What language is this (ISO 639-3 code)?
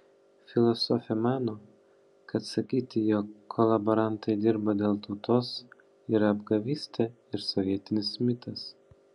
lit